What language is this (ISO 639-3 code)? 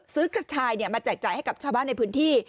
tha